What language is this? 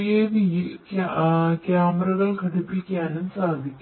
Malayalam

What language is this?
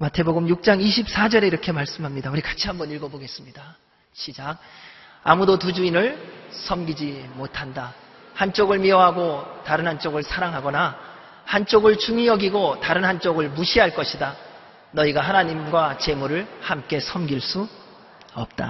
Korean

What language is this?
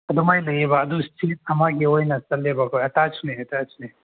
Manipuri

